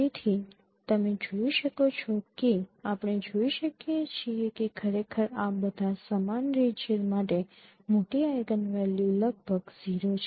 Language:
Gujarati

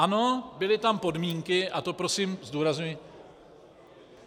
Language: Czech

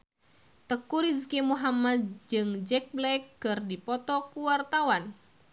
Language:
Sundanese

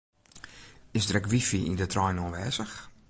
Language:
Western Frisian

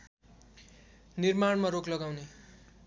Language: Nepali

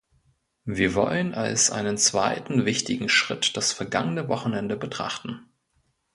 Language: German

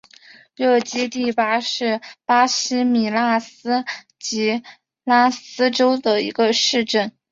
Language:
Chinese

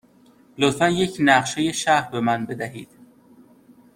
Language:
Persian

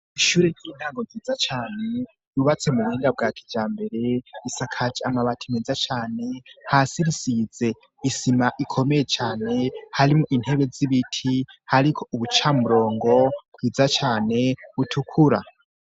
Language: Rundi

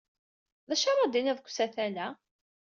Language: Kabyle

